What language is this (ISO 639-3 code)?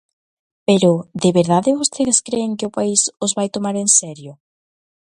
glg